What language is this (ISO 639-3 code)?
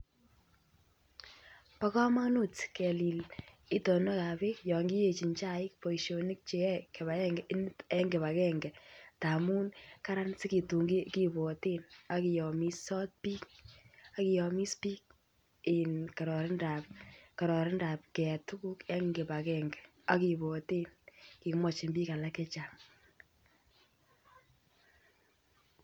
kln